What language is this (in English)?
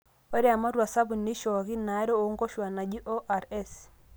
Masai